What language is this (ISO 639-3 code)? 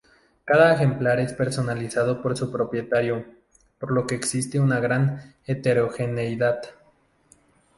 spa